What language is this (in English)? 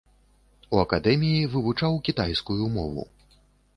Belarusian